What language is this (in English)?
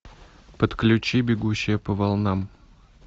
Russian